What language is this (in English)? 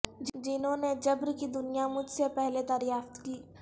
Urdu